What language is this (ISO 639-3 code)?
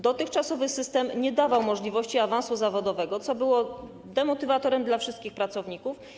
pol